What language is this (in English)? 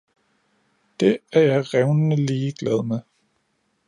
Danish